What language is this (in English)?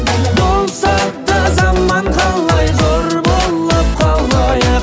Kazakh